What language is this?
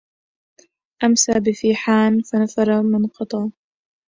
Arabic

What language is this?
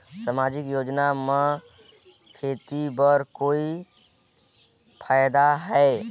Chhattisgarhi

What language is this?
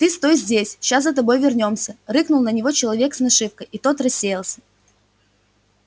Russian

